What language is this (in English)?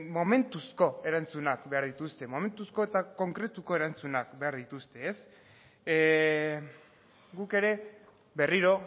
Basque